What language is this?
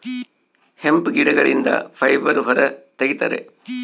Kannada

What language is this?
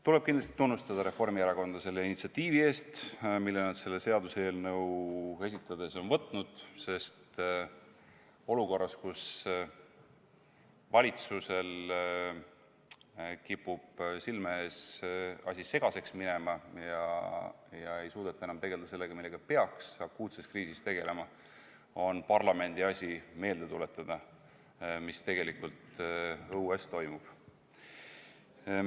Estonian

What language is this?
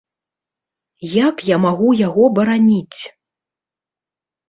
Belarusian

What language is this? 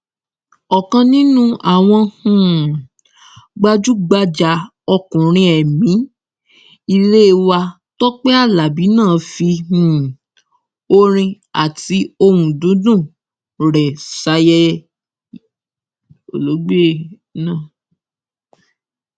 Yoruba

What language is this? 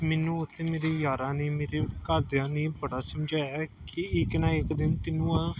Punjabi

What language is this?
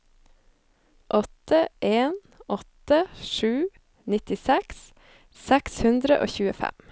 Norwegian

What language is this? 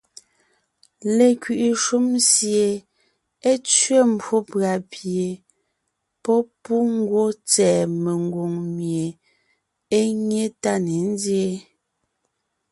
Ngiemboon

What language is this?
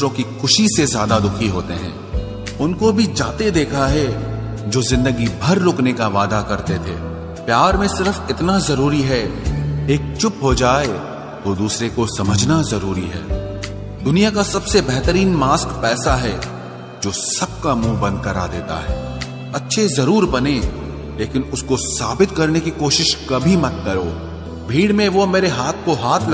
Hindi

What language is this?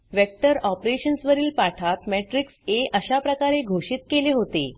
Marathi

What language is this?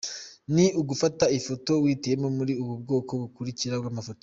Kinyarwanda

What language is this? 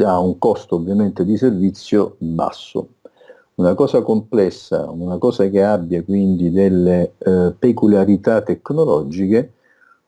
Italian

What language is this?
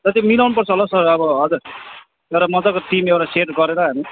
Nepali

